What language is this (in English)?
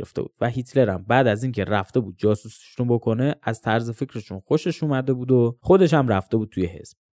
Persian